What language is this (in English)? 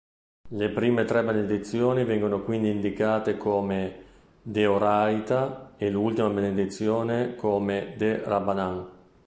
Italian